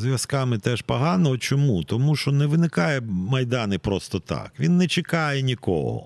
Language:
Ukrainian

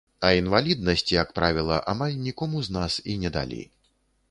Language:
Belarusian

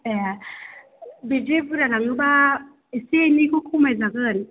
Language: Bodo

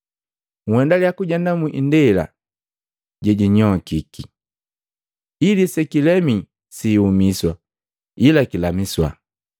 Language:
Matengo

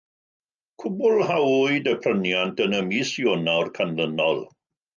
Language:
Welsh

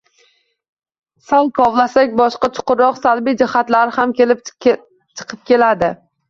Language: Uzbek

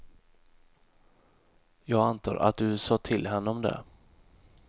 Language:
Swedish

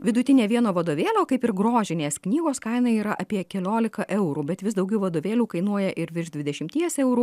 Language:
Lithuanian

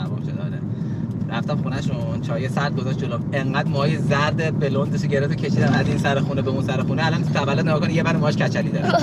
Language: Persian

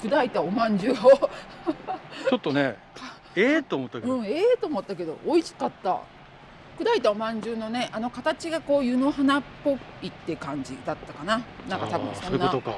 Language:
Japanese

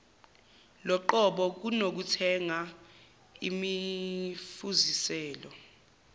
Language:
Zulu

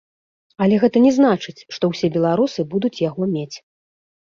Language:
Belarusian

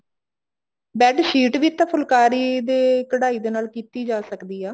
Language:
Punjabi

